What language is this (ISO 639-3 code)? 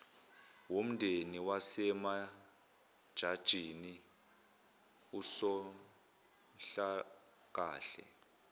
zul